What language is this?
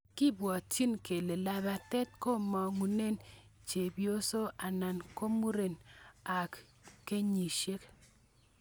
Kalenjin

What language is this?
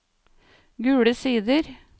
Norwegian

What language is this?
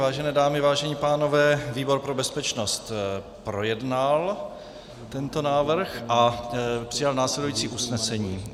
Czech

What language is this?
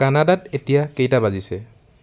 Assamese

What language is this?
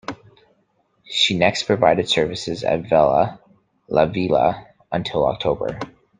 English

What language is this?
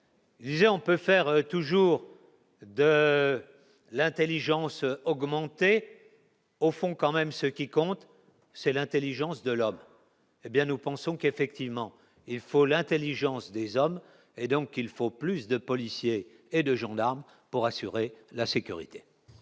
French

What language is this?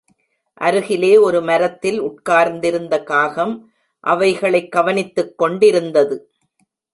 Tamil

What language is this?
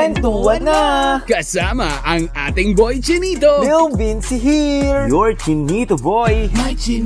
Filipino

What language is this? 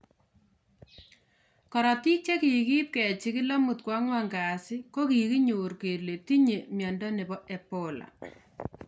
Kalenjin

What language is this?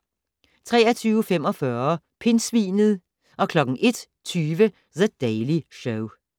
Danish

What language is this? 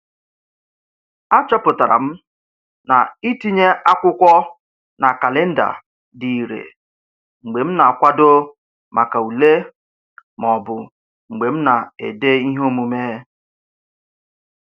Igbo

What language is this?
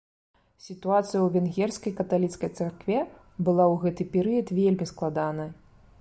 Belarusian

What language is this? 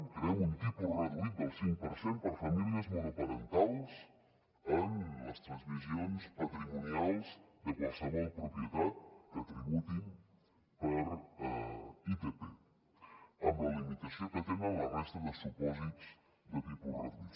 Catalan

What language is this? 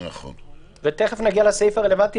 Hebrew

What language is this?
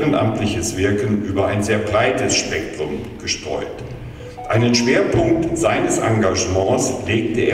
German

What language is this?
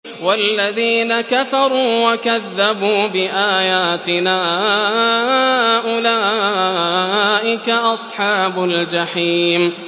Arabic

